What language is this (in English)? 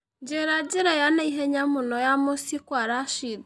Kikuyu